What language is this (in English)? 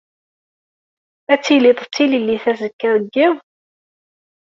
Kabyle